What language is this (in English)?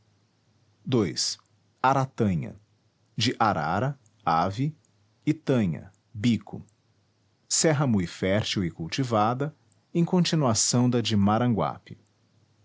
Portuguese